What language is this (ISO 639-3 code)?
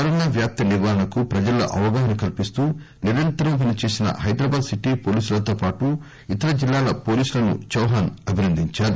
tel